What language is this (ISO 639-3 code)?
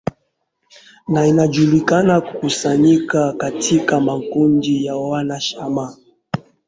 swa